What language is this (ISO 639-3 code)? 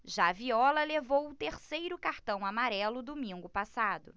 por